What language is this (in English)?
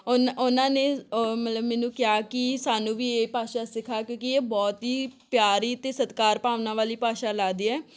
Punjabi